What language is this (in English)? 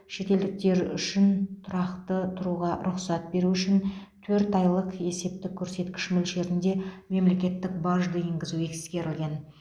Kazakh